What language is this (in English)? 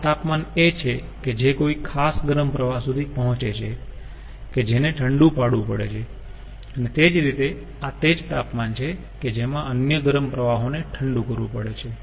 Gujarati